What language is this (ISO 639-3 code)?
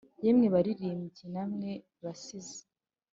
kin